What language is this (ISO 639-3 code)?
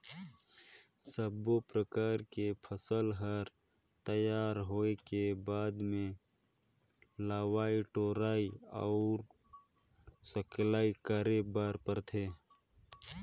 hne